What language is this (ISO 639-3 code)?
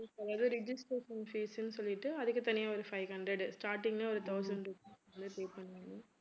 tam